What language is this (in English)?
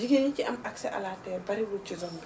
Wolof